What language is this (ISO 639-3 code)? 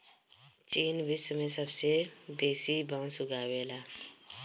bho